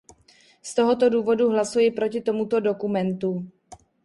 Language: Czech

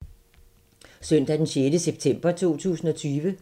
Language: Danish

